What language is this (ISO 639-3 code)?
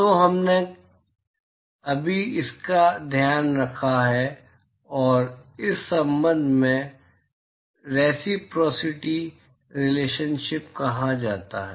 hin